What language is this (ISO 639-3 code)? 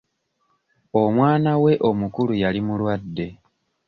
lug